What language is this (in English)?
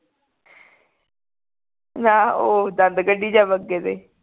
Punjabi